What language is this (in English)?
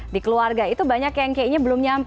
Indonesian